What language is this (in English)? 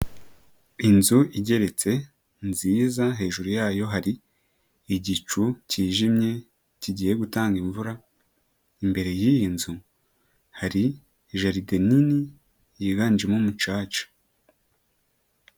Kinyarwanda